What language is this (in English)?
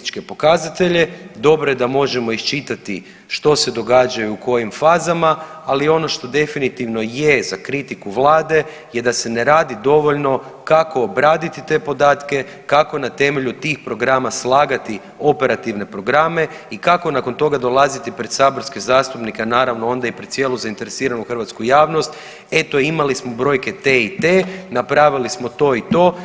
Croatian